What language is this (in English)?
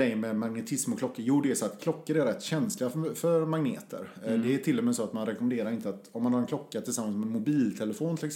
Swedish